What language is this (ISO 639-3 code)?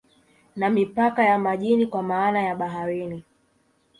swa